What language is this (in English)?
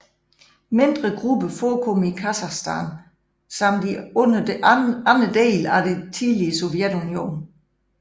Danish